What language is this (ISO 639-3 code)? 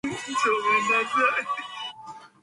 zho